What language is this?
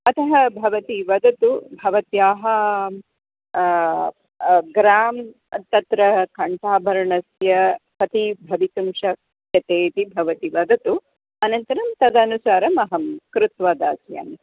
Sanskrit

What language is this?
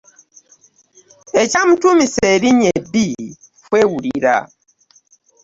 Ganda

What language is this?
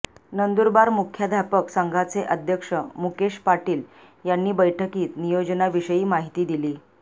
Marathi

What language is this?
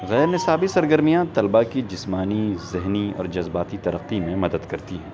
Urdu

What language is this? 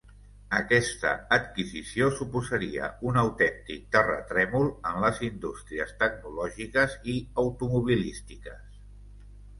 Catalan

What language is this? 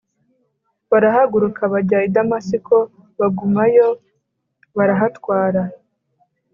Kinyarwanda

